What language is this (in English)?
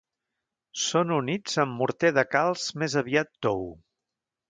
Catalan